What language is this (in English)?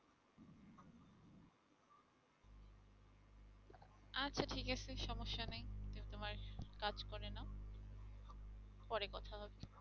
Bangla